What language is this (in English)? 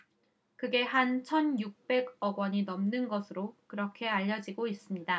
Korean